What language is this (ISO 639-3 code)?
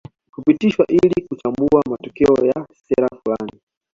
swa